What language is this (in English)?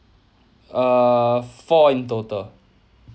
English